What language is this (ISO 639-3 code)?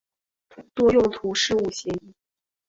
zho